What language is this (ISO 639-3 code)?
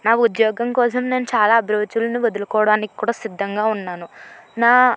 tel